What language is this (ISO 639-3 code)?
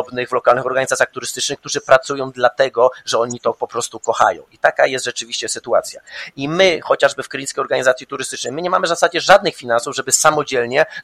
pol